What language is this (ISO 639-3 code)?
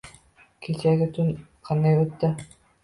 uzb